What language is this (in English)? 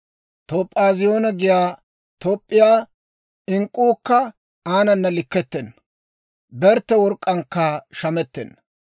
Dawro